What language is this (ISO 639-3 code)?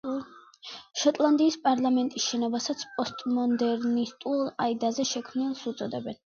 kat